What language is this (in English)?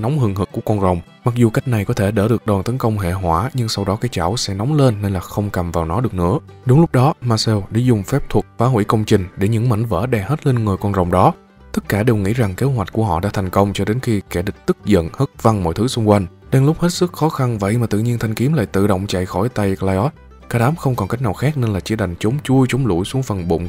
Vietnamese